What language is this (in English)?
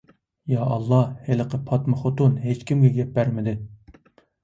Uyghur